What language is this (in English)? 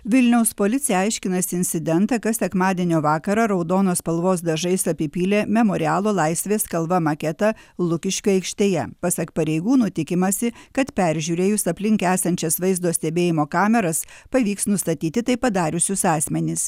Lithuanian